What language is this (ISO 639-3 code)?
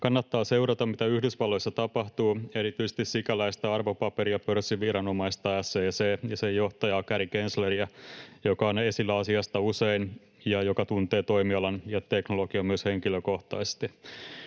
fin